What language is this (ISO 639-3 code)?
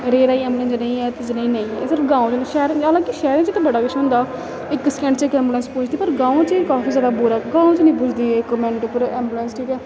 doi